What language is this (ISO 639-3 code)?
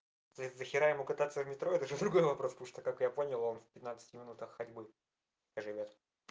rus